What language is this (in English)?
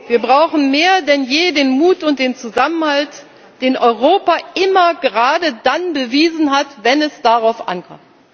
German